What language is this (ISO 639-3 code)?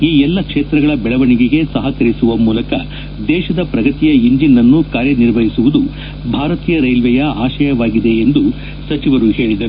kan